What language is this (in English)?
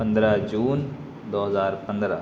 Urdu